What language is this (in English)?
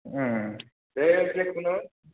Bodo